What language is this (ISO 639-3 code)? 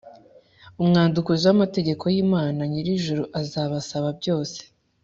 kin